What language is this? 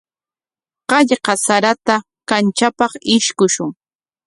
Corongo Ancash Quechua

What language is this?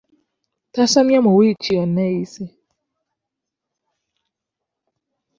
Ganda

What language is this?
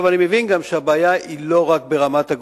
Hebrew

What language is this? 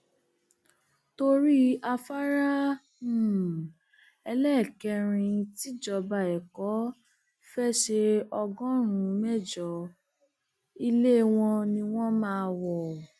Yoruba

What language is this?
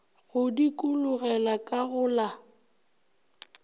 Northern Sotho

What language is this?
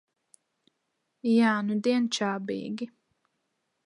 Latvian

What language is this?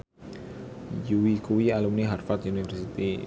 Javanese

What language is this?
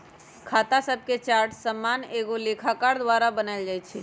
Magahi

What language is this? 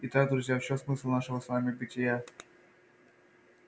Russian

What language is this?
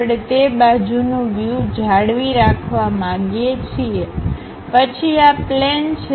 Gujarati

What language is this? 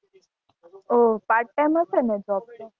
Gujarati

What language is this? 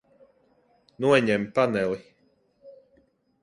Latvian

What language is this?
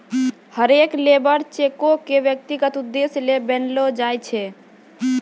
Maithili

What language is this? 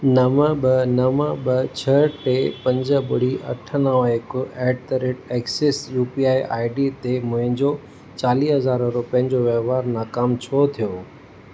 Sindhi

